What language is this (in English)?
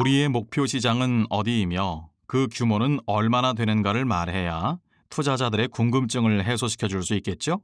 Korean